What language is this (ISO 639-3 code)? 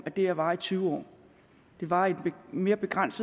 dan